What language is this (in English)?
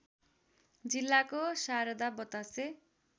Nepali